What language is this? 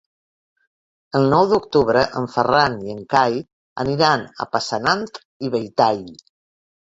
Catalan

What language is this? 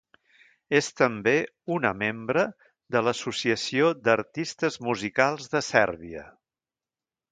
Catalan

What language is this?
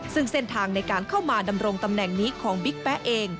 Thai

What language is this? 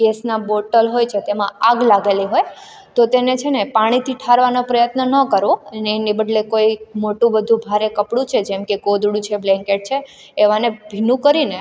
Gujarati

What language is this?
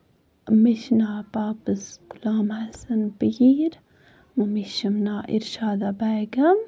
Kashmiri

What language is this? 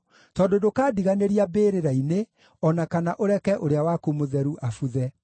Kikuyu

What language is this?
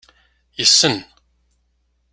Kabyle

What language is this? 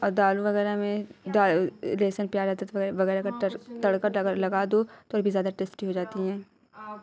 Urdu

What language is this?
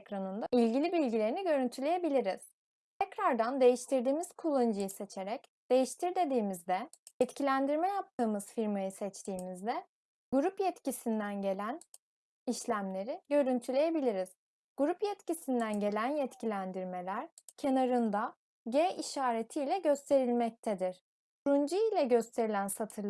Turkish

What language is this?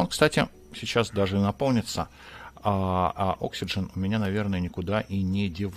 Russian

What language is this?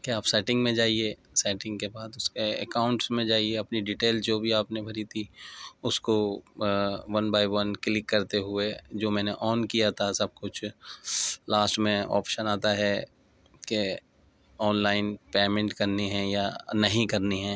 Urdu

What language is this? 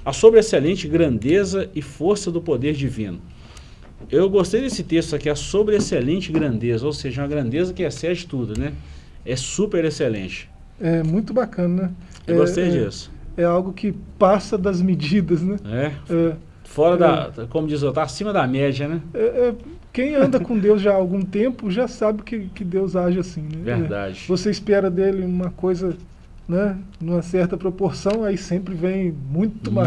Portuguese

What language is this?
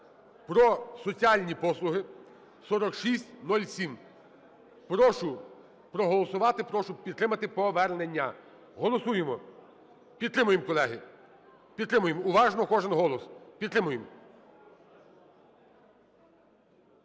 Ukrainian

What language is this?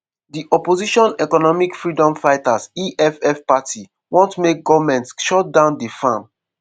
Nigerian Pidgin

